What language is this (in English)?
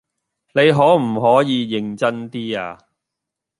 Cantonese